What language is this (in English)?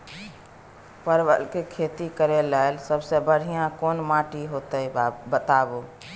Maithili